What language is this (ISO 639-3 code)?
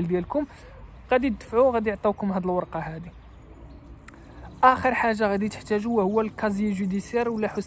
ara